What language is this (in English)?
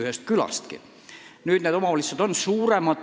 Estonian